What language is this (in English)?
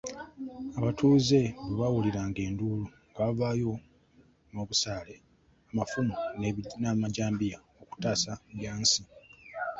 Ganda